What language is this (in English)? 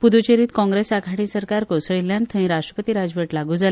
Konkani